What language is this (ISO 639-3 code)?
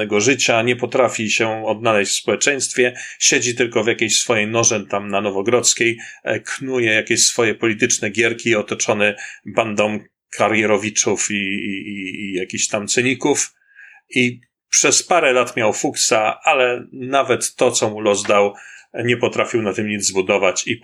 pol